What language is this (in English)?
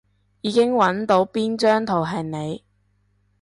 Cantonese